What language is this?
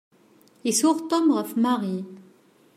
Kabyle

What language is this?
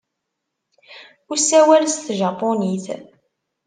Kabyle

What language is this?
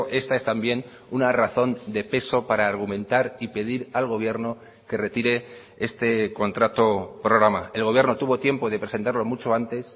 Spanish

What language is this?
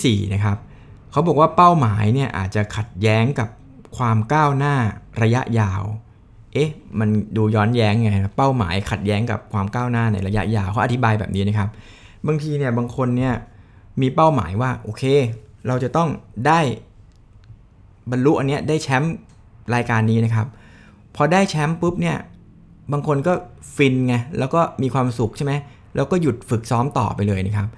Thai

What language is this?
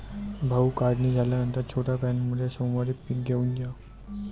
Marathi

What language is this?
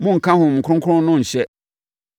Akan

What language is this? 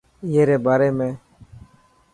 Dhatki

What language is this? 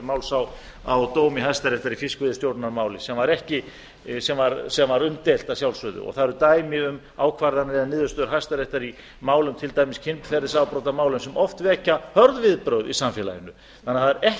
Icelandic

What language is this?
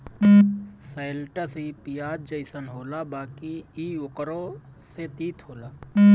Bhojpuri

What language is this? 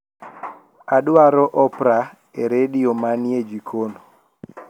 Luo (Kenya and Tanzania)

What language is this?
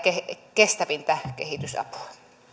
Finnish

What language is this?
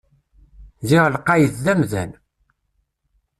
Kabyle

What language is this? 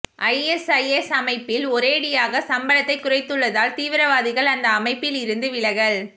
Tamil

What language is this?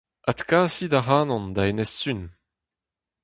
Breton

